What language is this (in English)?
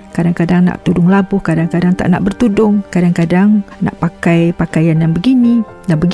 Malay